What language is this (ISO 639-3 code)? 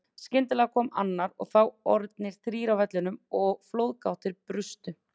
isl